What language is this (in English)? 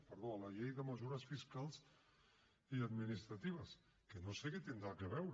Catalan